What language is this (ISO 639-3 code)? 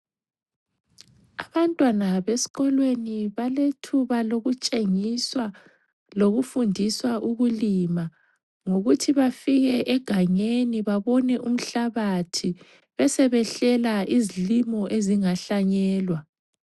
nde